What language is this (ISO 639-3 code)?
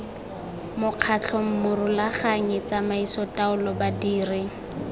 tsn